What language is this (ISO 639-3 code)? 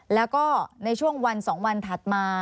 tha